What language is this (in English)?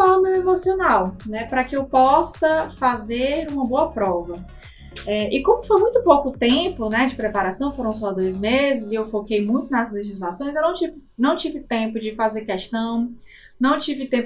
Portuguese